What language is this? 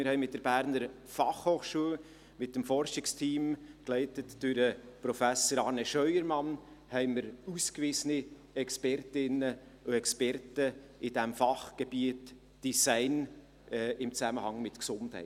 Swiss German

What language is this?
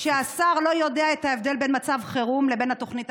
Hebrew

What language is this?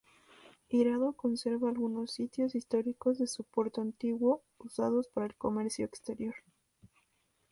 Spanish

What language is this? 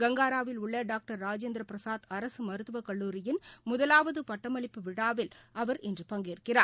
Tamil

